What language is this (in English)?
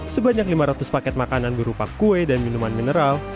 Indonesian